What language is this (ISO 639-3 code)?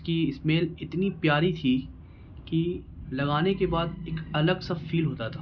urd